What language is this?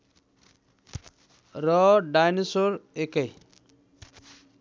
Nepali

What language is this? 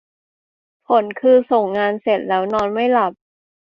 Thai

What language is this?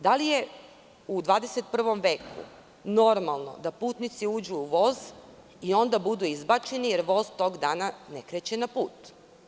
Serbian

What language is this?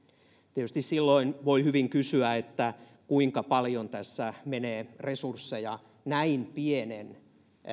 Finnish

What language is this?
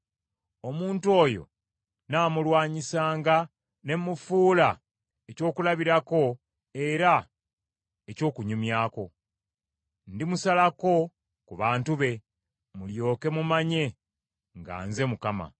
Ganda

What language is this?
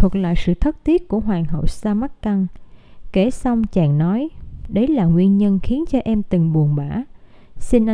Vietnamese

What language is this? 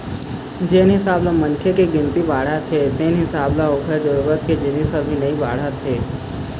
Chhattisgarhi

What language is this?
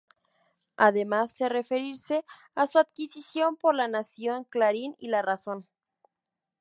Spanish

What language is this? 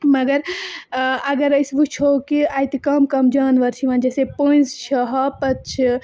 Kashmiri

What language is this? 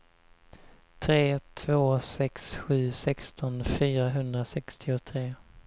Swedish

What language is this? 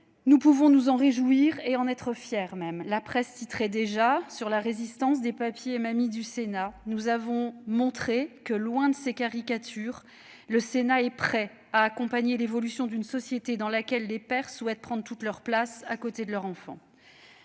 French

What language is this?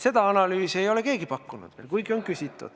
Estonian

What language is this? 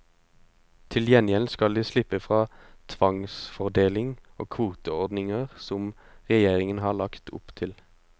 Norwegian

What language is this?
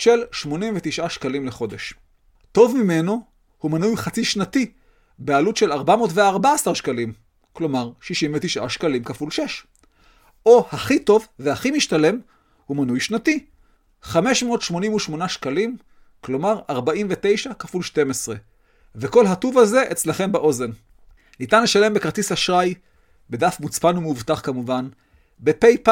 Hebrew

